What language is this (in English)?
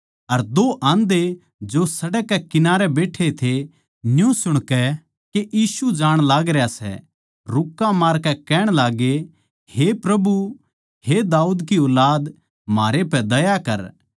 Haryanvi